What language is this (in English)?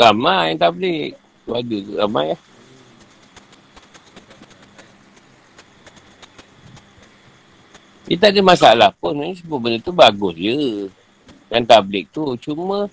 Malay